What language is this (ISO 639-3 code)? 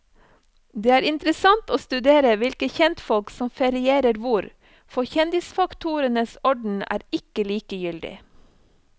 nor